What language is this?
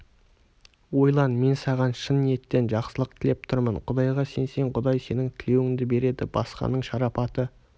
Kazakh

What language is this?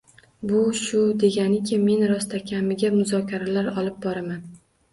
Uzbek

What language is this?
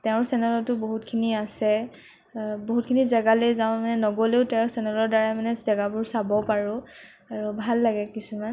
Assamese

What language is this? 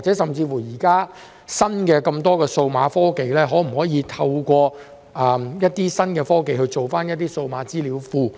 Cantonese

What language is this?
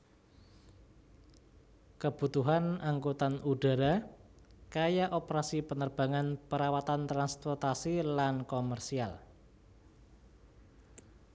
Javanese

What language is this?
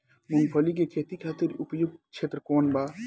Bhojpuri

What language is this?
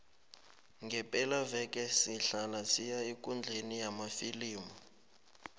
South Ndebele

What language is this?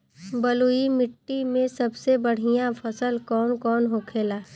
Bhojpuri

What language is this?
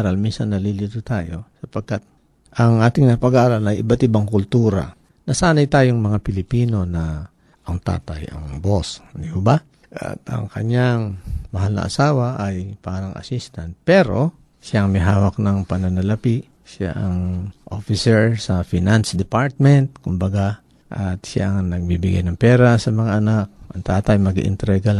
Filipino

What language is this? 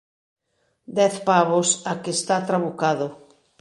Galician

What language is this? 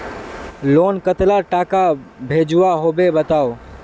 Magahi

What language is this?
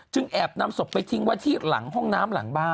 Thai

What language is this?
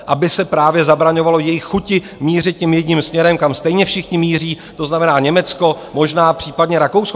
Czech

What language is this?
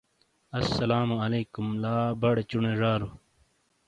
Shina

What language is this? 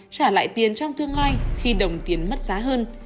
Vietnamese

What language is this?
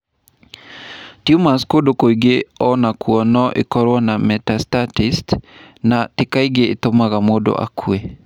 Kikuyu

